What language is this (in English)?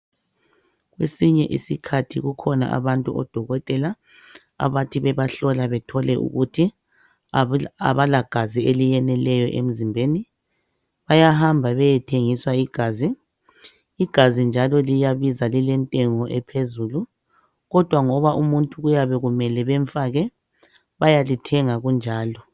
North Ndebele